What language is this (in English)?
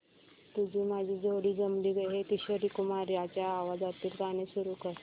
Marathi